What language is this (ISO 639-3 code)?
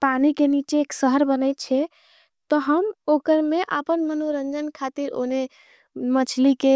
anp